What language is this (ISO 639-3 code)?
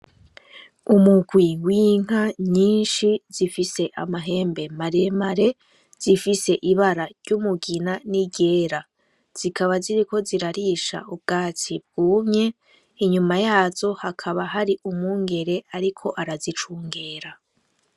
run